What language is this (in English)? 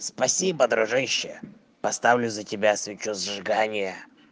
Russian